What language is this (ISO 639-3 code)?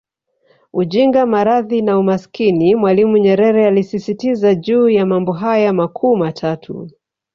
swa